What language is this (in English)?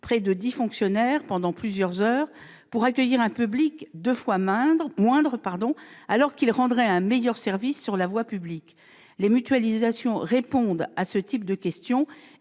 French